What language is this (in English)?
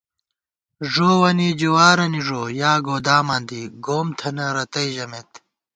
Gawar-Bati